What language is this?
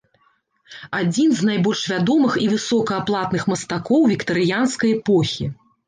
Belarusian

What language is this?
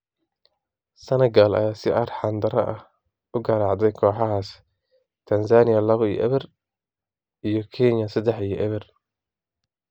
Somali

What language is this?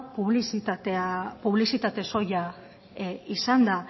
Basque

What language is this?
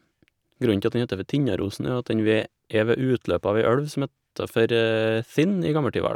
Norwegian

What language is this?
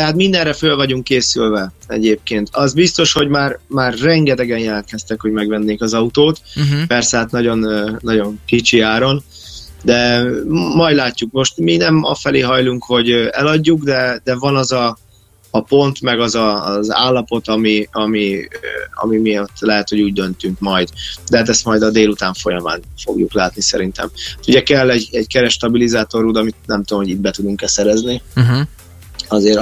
Hungarian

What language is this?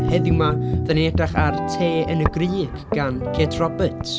Welsh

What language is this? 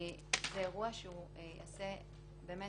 Hebrew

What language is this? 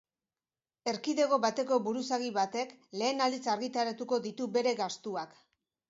Basque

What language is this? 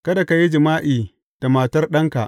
Hausa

